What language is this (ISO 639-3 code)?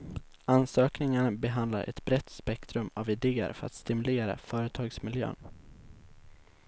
swe